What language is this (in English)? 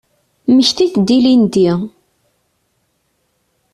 Kabyle